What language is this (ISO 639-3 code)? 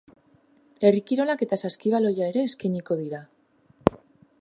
eus